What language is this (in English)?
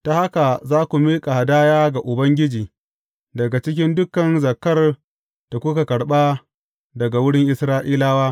Hausa